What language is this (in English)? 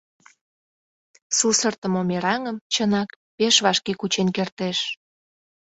Mari